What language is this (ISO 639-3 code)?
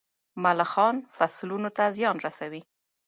pus